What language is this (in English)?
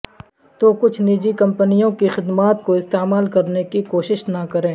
Urdu